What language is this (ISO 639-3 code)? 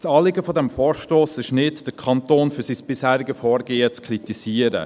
gsw